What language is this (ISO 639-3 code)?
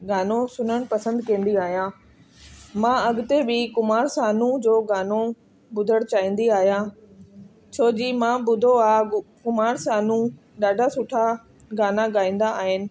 snd